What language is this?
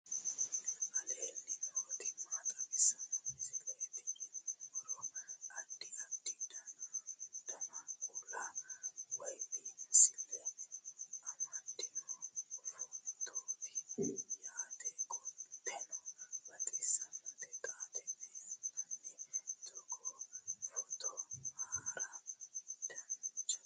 Sidamo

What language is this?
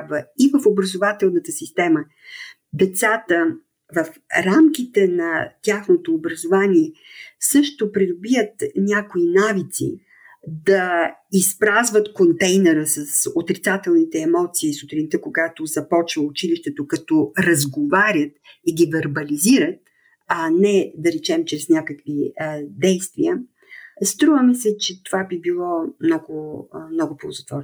Bulgarian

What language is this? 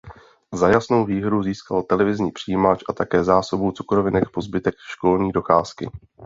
Czech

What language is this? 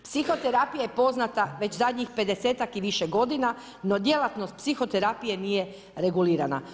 Croatian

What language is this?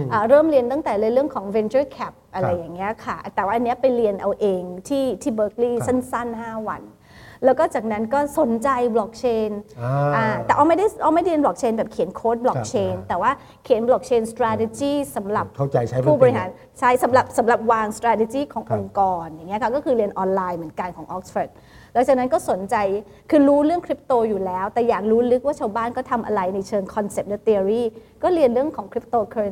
Thai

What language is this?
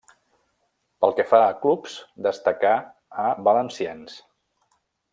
Catalan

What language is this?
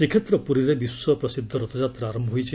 Odia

